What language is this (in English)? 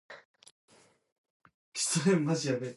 Chinese